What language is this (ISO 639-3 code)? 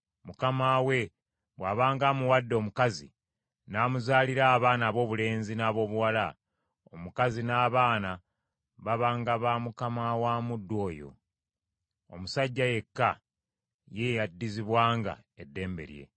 lug